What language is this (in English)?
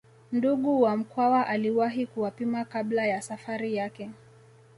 Swahili